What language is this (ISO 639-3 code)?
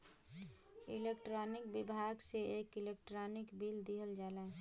bho